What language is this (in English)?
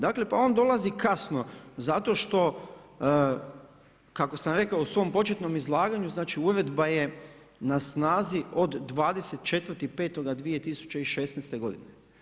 Croatian